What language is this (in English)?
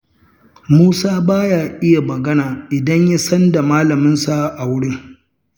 Hausa